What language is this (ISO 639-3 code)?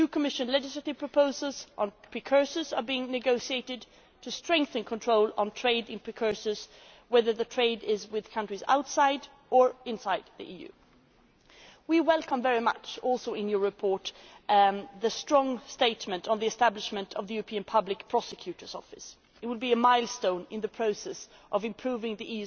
eng